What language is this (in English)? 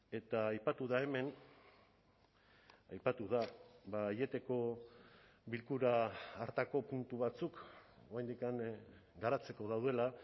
Basque